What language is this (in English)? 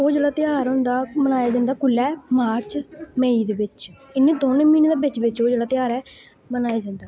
Dogri